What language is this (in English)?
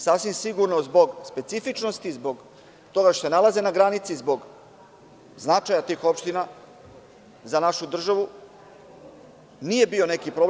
Serbian